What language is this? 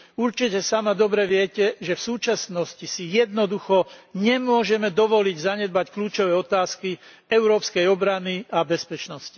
Slovak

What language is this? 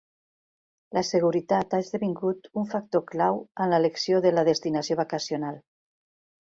Catalan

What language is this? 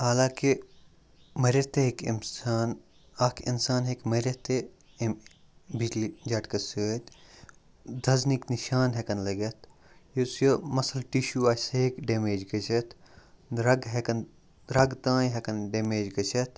Kashmiri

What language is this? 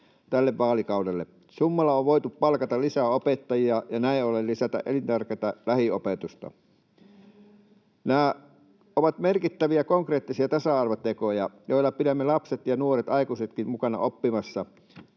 Finnish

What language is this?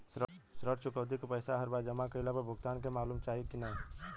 Bhojpuri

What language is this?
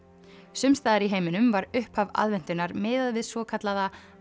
Icelandic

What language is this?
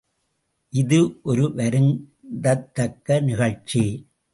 Tamil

